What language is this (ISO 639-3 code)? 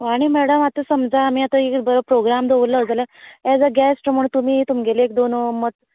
kok